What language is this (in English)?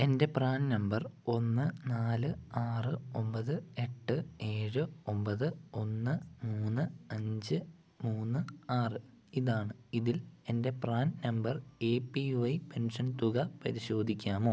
Malayalam